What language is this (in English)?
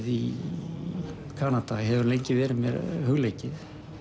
Icelandic